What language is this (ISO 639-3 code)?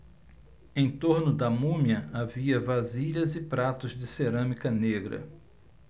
por